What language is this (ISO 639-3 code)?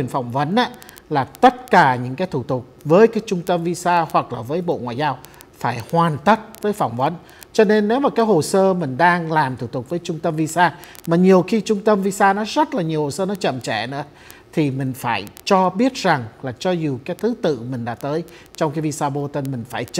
vie